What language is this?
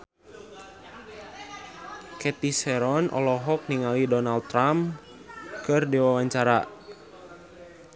Sundanese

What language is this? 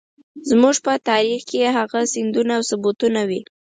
Pashto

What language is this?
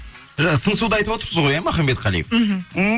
Kazakh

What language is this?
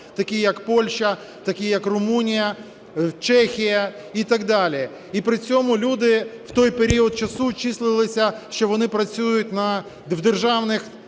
Ukrainian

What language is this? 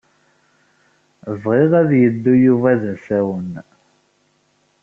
Kabyle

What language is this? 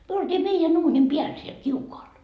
Finnish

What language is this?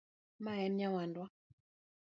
Luo (Kenya and Tanzania)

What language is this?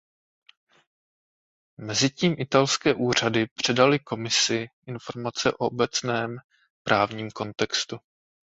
Czech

